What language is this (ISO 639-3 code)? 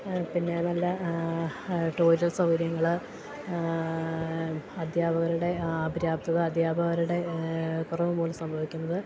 mal